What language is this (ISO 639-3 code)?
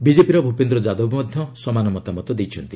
ori